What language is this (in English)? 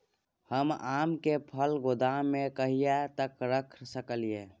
Maithili